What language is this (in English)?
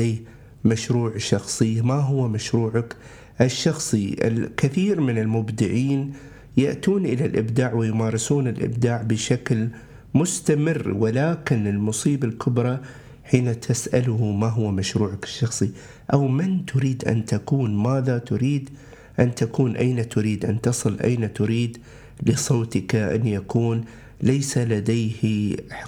Arabic